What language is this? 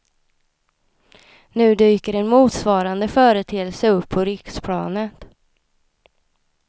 Swedish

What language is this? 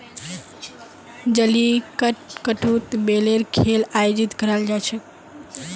Magahi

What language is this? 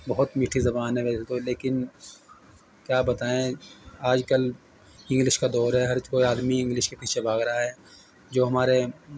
Urdu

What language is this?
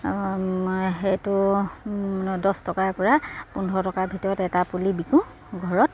Assamese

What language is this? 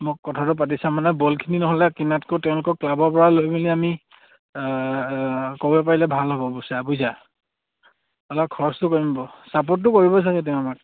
Assamese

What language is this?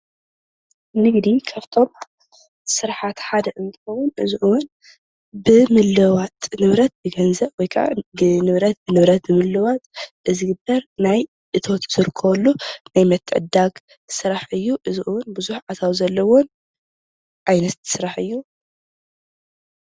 Tigrinya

